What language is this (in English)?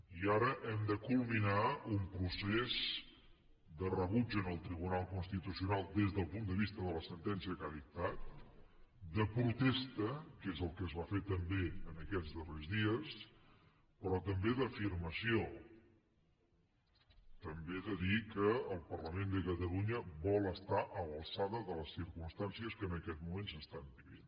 Catalan